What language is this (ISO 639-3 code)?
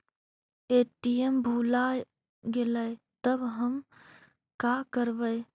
mag